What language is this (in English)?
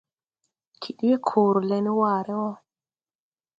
Tupuri